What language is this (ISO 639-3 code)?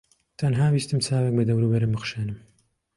ckb